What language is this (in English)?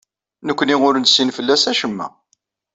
Kabyle